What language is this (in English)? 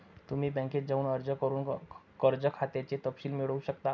Marathi